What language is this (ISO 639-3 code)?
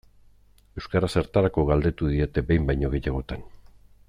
eus